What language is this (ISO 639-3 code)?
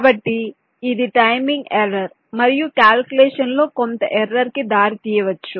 tel